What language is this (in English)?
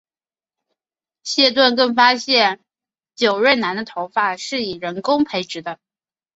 Chinese